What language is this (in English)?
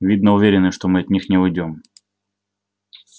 Russian